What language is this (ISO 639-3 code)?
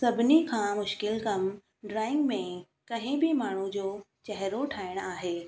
snd